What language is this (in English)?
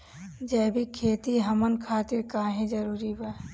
Bhojpuri